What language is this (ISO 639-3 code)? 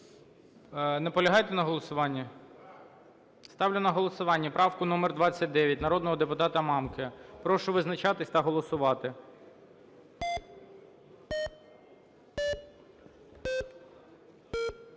ukr